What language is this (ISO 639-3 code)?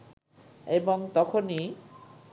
ben